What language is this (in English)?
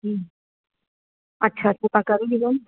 Sindhi